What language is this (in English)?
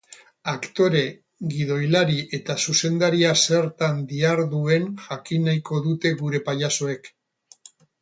Basque